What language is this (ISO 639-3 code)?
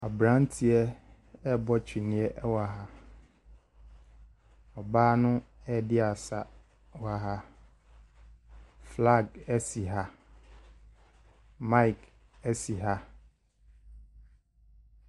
aka